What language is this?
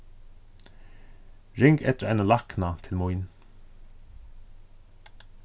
Faroese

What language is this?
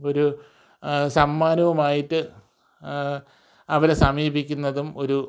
Malayalam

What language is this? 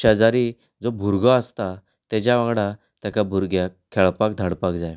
Konkani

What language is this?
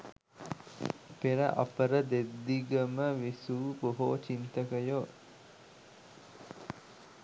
Sinhala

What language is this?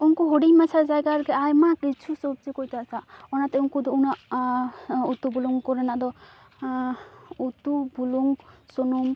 Santali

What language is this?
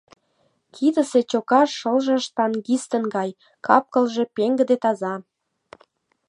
Mari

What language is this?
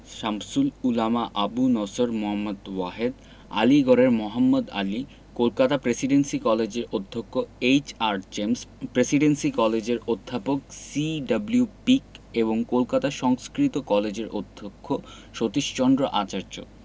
Bangla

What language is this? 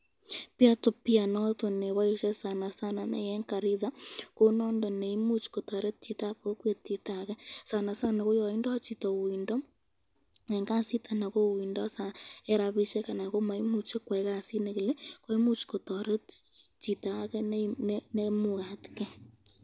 Kalenjin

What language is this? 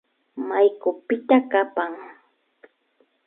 Imbabura Highland Quichua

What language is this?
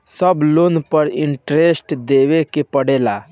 Bhojpuri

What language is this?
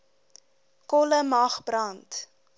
Afrikaans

